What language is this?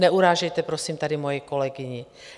Czech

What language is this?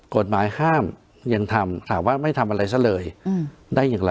Thai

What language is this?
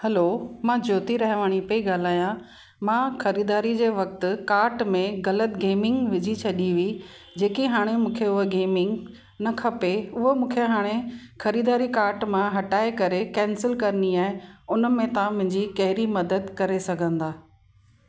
Sindhi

